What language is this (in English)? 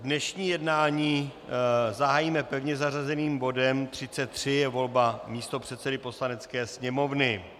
Czech